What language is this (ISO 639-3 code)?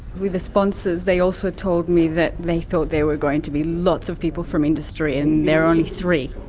eng